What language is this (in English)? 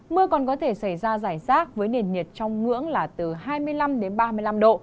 Vietnamese